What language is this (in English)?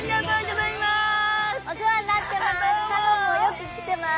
Japanese